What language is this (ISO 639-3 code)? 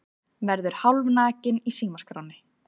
isl